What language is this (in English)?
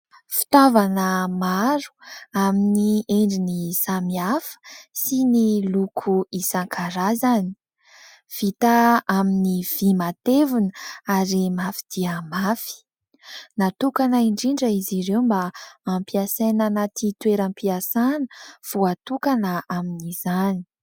Malagasy